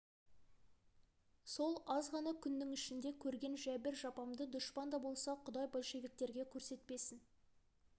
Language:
Kazakh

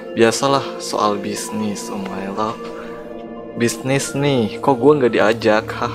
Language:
Indonesian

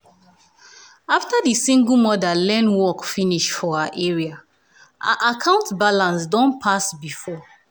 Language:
Nigerian Pidgin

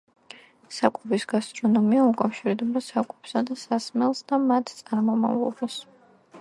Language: Georgian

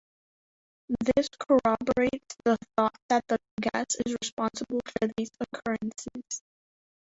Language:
English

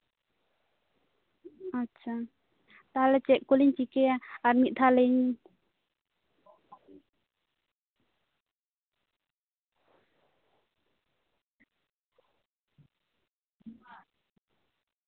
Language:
Santali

